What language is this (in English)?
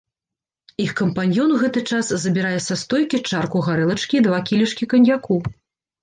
Belarusian